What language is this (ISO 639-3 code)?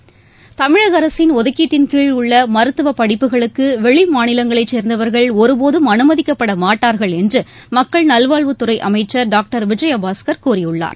tam